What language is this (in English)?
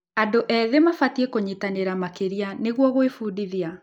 Kikuyu